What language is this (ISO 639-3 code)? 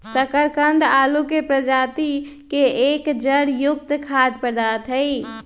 mag